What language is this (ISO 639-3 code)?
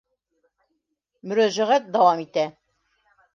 bak